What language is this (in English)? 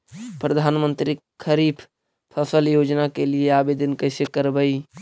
Magahi